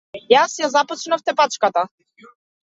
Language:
Macedonian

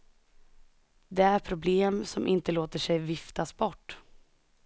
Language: Swedish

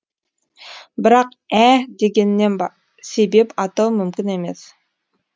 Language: Kazakh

